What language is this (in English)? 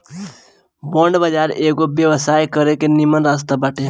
Bhojpuri